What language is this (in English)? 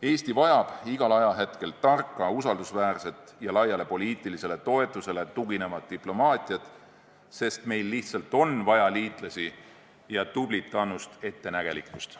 Estonian